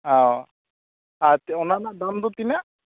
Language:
Santali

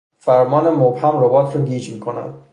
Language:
Persian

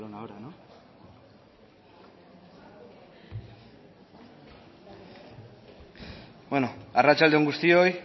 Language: Basque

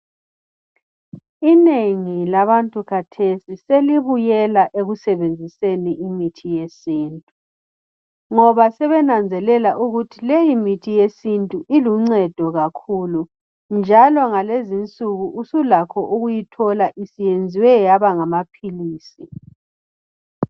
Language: North Ndebele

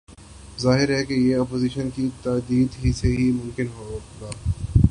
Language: Urdu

